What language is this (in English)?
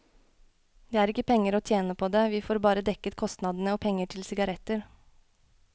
Norwegian